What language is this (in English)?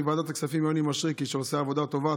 Hebrew